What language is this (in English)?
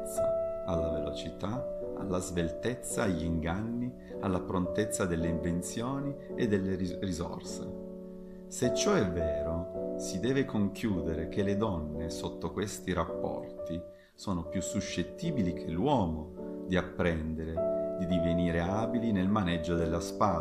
Italian